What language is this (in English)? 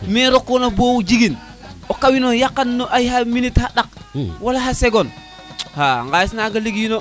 Serer